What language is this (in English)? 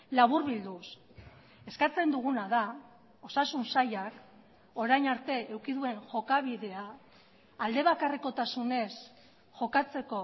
Basque